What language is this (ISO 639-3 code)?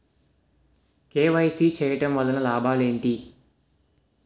tel